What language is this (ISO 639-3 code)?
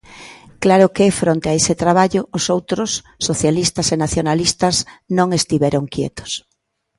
glg